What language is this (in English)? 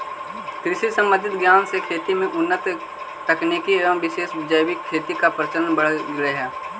Magahi